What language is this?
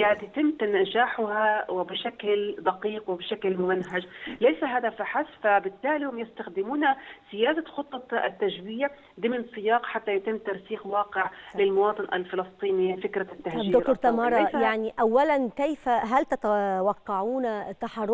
Arabic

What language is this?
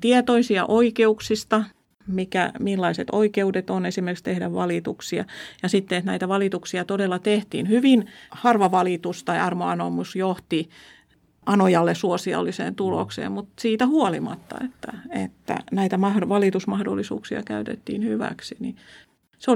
Finnish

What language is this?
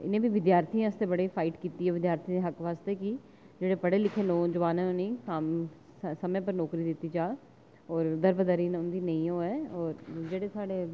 Dogri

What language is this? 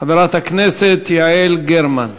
Hebrew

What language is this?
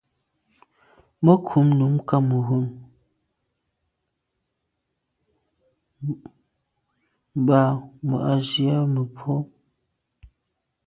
Medumba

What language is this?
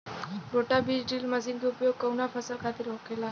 Bhojpuri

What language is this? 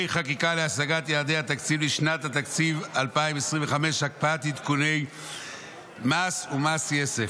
Hebrew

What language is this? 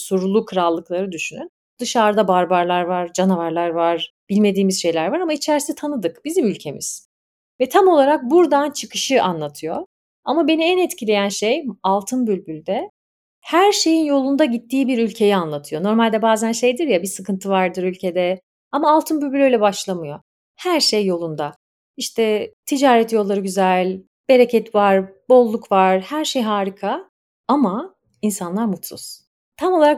Turkish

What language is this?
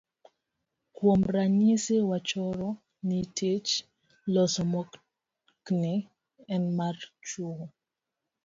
Luo (Kenya and Tanzania)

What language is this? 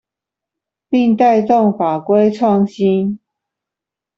Chinese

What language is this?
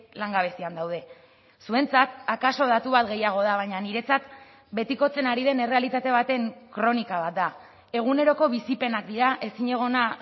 Basque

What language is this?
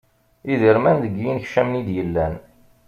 Kabyle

